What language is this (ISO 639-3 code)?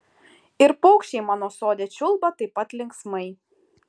lit